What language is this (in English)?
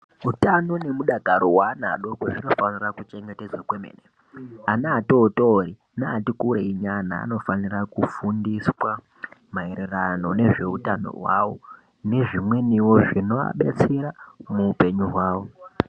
Ndau